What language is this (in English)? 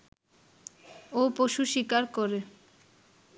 Bangla